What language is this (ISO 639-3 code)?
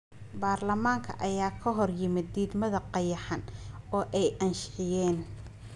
som